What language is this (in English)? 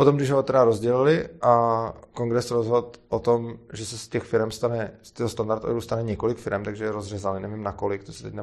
Czech